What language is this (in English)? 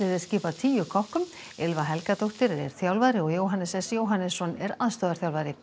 Icelandic